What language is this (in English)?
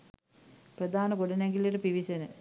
Sinhala